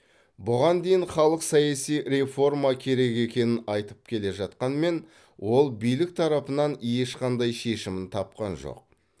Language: Kazakh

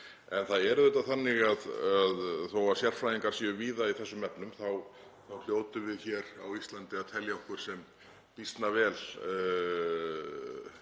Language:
Icelandic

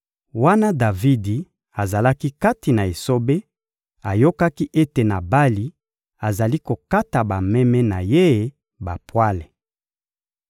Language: Lingala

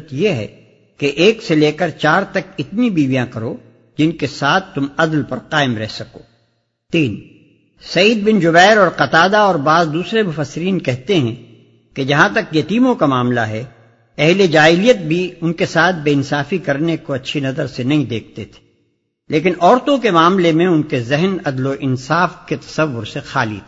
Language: Urdu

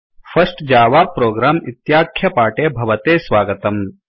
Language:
Sanskrit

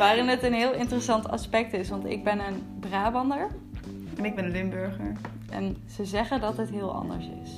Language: Dutch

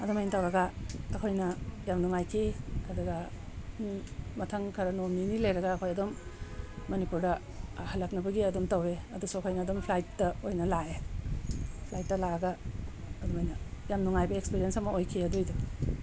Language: Manipuri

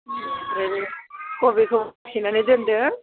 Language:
Bodo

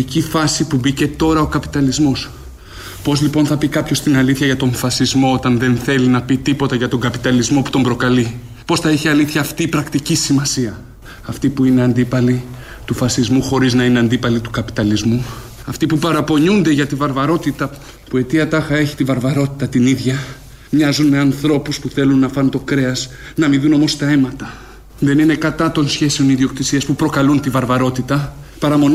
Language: Greek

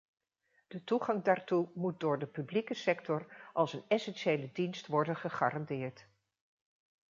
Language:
Dutch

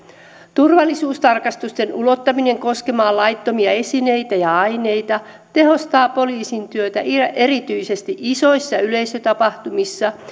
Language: Finnish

